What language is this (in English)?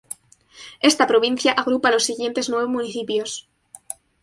Spanish